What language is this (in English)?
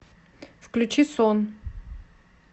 Russian